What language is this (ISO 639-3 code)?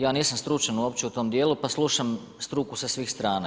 hrv